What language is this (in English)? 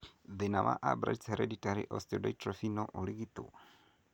Kikuyu